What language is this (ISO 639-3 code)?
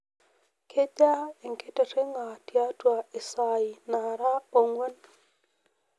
mas